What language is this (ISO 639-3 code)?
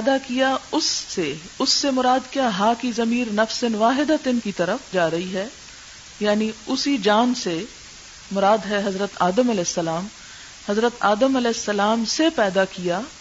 urd